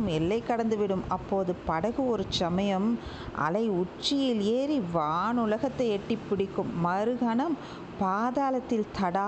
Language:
Tamil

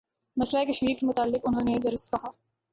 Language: Urdu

